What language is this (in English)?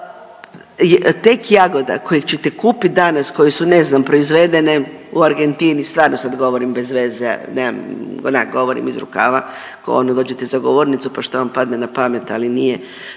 Croatian